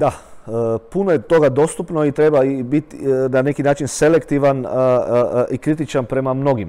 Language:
Croatian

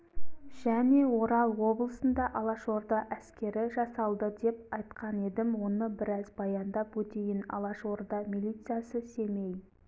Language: Kazakh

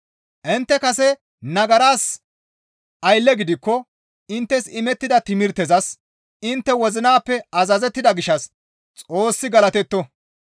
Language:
Gamo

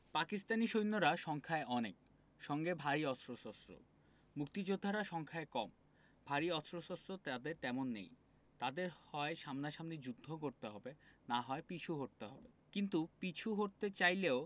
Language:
Bangla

